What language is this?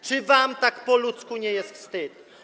Polish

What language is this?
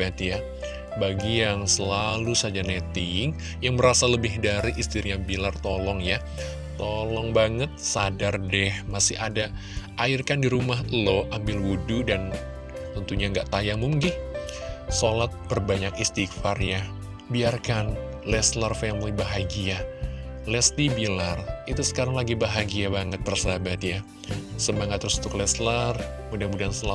Indonesian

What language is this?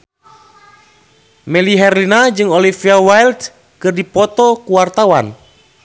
Sundanese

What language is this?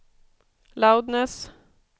Swedish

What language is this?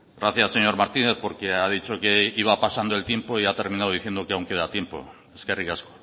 Spanish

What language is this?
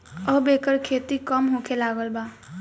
Bhojpuri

